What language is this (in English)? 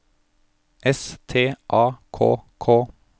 Norwegian